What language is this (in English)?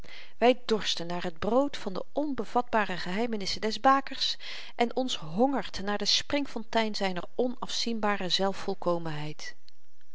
Dutch